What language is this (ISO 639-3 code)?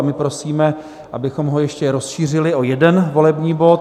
ces